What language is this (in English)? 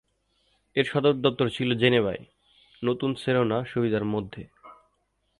Bangla